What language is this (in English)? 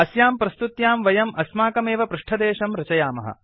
Sanskrit